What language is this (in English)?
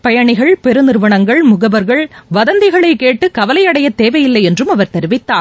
Tamil